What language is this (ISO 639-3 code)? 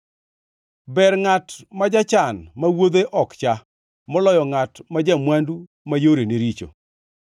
luo